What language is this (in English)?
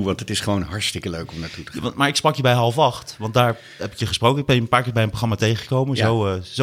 Dutch